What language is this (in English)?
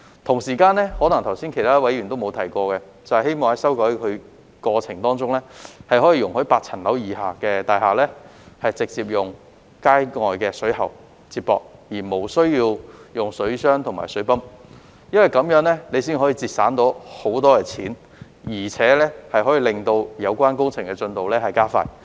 Cantonese